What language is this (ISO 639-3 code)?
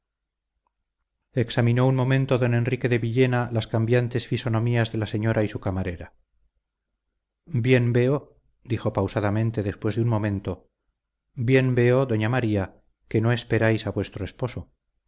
spa